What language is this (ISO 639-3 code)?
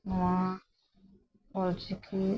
sat